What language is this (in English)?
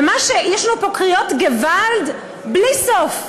Hebrew